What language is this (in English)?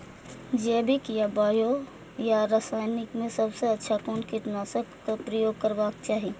Maithili